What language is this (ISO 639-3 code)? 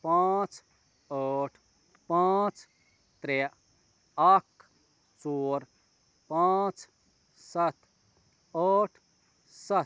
kas